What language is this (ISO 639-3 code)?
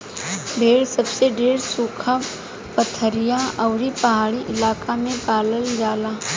bho